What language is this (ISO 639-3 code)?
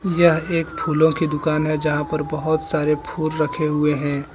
hin